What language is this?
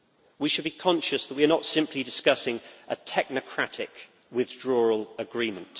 English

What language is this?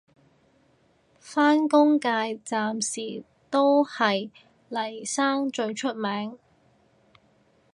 Cantonese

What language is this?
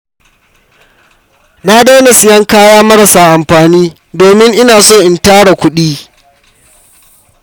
Hausa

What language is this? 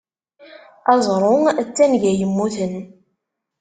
Kabyle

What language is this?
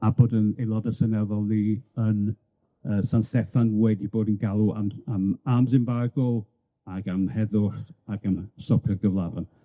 Welsh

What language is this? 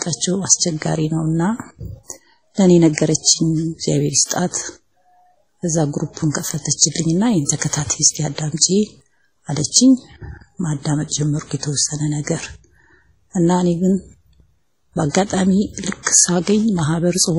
Arabic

